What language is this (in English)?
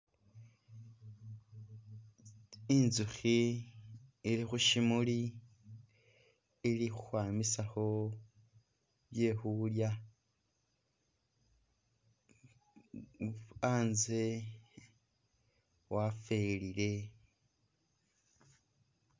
Masaaba